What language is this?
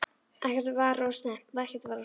Icelandic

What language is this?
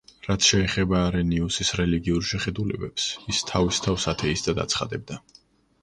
Georgian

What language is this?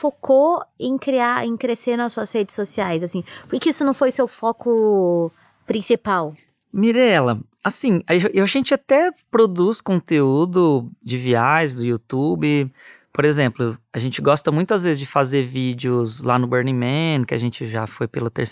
Portuguese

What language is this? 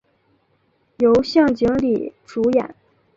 Chinese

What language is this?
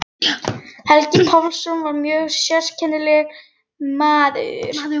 Icelandic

